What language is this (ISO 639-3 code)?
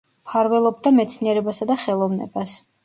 kat